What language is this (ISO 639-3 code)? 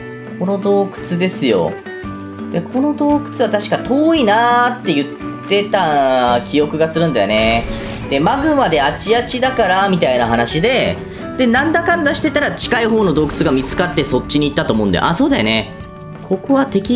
jpn